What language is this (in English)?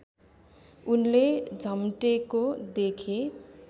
Nepali